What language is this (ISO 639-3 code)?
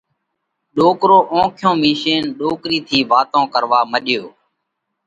kvx